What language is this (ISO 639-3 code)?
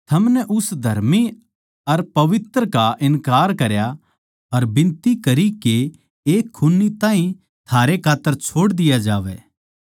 bgc